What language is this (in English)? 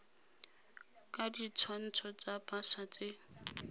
Tswana